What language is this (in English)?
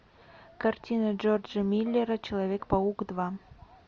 Russian